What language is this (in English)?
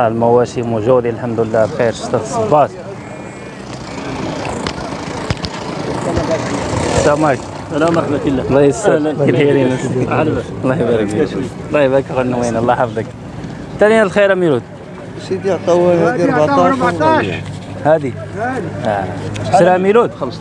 Arabic